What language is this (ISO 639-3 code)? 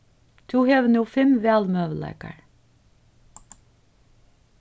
fao